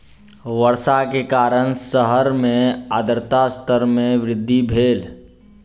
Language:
Maithili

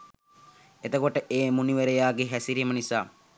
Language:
Sinhala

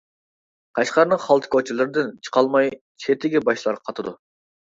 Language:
Uyghur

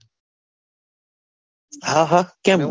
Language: Gujarati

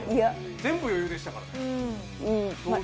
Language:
Japanese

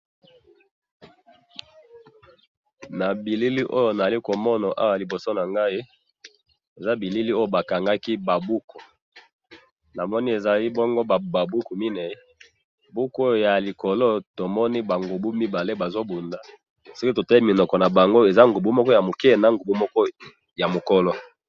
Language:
Lingala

